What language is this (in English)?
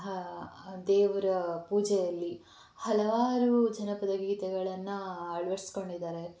Kannada